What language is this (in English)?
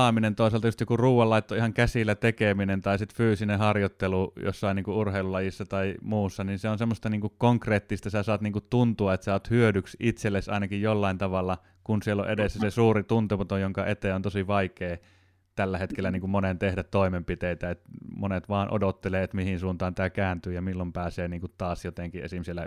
Finnish